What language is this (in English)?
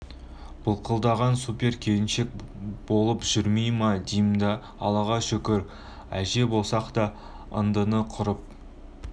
Kazakh